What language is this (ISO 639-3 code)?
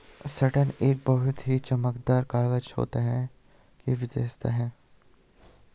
hin